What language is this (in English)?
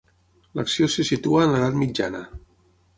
Catalan